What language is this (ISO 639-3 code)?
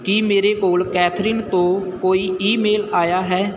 pan